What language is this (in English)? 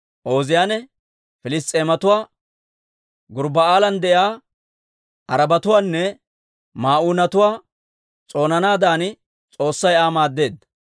Dawro